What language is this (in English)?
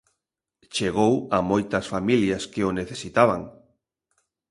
Galician